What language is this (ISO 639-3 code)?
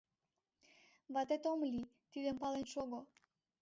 chm